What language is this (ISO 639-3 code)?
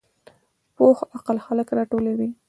pus